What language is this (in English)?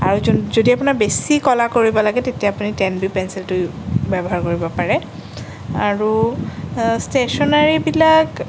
Assamese